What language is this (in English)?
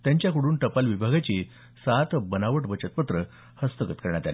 Marathi